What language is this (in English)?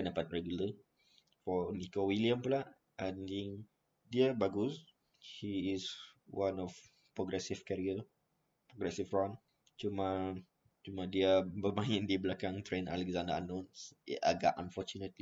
Malay